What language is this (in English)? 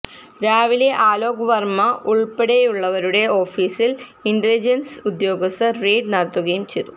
Malayalam